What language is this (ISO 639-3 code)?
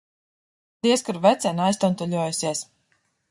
lav